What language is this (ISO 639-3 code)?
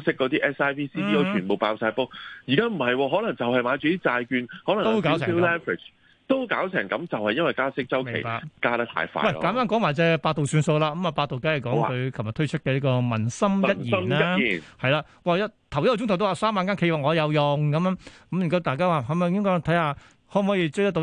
zho